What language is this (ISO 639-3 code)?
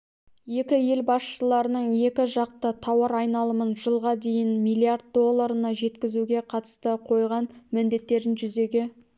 kaz